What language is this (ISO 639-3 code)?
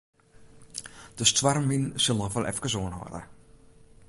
fry